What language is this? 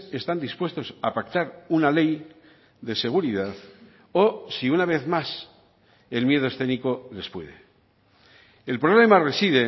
Spanish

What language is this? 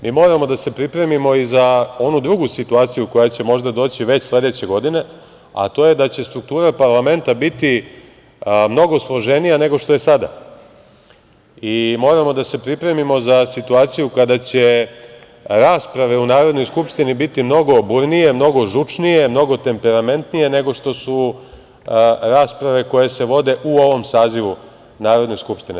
Serbian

